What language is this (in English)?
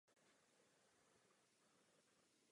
Czech